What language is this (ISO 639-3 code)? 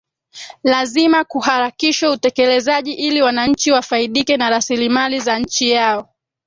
swa